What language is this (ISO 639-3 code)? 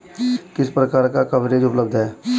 hin